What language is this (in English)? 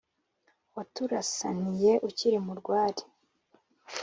Kinyarwanda